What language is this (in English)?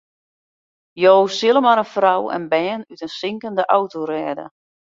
Western Frisian